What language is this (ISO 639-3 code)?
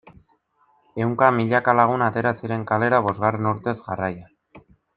eus